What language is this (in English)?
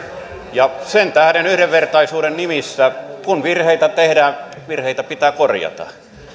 Finnish